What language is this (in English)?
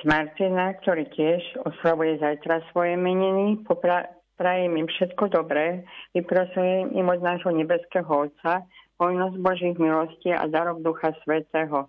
Slovak